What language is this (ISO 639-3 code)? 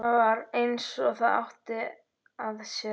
isl